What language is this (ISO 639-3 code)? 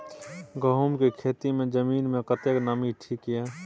mai